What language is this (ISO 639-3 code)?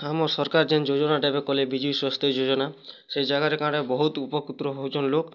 ori